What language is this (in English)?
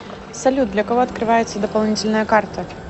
Russian